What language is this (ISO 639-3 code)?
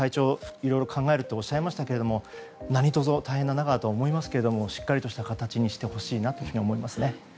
jpn